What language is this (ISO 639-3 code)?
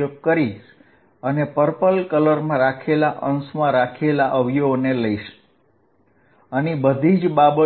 guj